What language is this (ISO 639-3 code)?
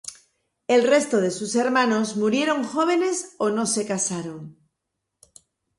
spa